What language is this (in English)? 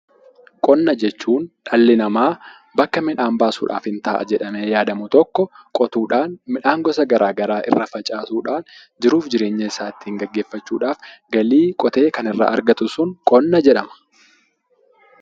Oromo